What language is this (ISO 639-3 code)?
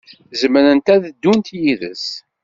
kab